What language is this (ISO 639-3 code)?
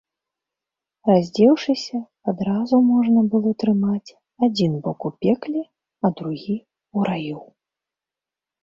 bel